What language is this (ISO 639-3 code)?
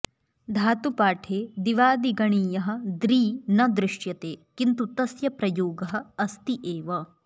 san